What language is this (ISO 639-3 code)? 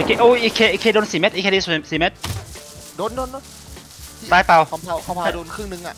tha